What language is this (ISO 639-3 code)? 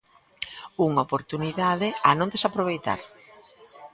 glg